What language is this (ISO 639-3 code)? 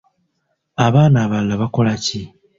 lug